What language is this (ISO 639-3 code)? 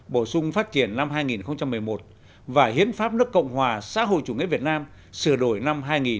vie